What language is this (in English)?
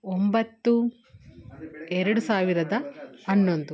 Kannada